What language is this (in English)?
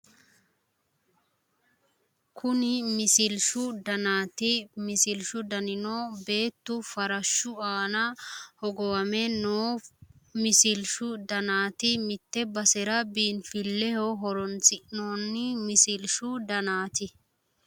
Sidamo